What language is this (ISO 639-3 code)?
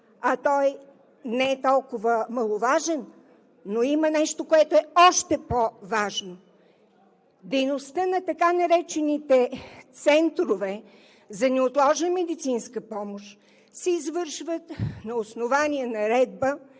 bul